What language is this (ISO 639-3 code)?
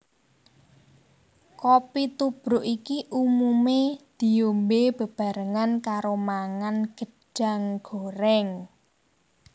jav